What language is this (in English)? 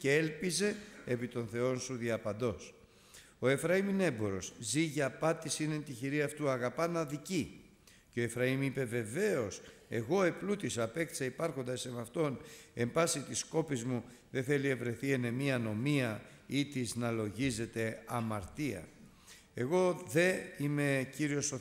Greek